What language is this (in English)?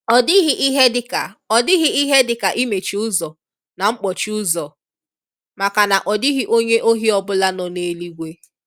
Igbo